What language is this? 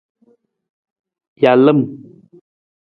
Nawdm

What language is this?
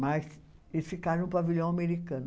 Portuguese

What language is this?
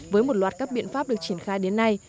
Vietnamese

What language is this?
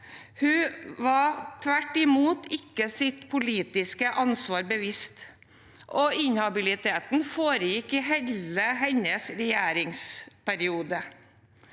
Norwegian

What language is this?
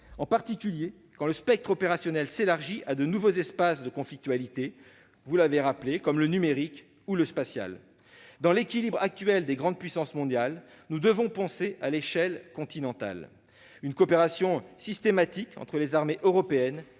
French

